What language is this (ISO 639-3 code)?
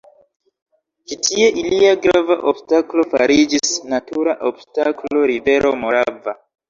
epo